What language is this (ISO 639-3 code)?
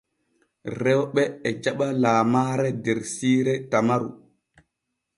fue